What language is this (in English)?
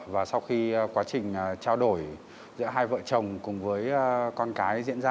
Vietnamese